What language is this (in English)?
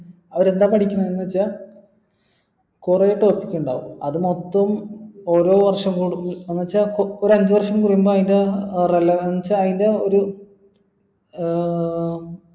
Malayalam